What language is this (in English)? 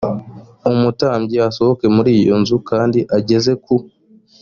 Kinyarwanda